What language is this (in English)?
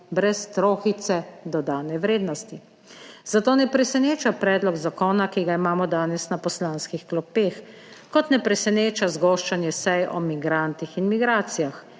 Slovenian